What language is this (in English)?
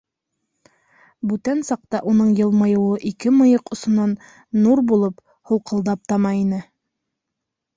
Bashkir